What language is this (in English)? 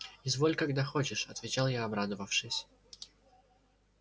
Russian